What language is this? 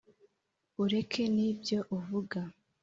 Kinyarwanda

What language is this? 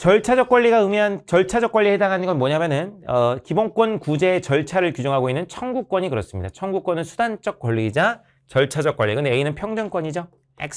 Korean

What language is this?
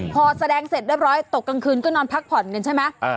Thai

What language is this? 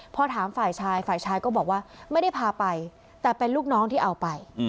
Thai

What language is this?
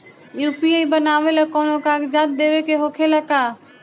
Bhojpuri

